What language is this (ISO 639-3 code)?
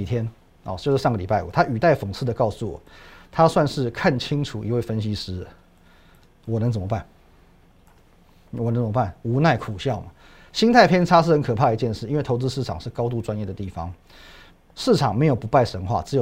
zho